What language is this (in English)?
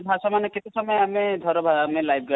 Odia